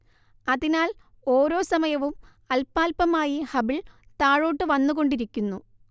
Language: Malayalam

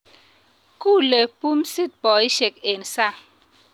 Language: Kalenjin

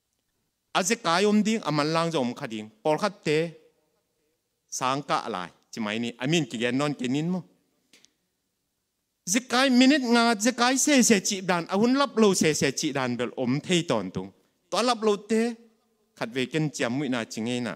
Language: Thai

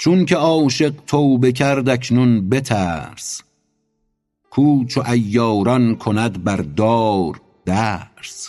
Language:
Persian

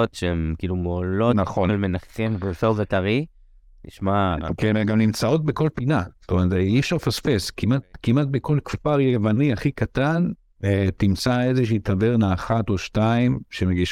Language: Hebrew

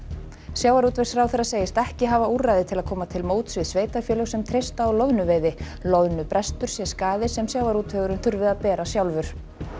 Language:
Icelandic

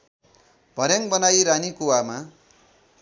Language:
Nepali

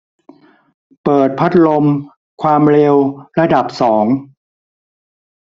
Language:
Thai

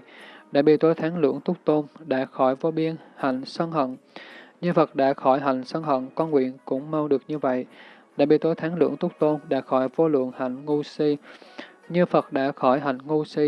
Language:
Vietnamese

